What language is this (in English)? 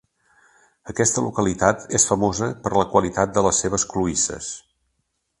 Catalan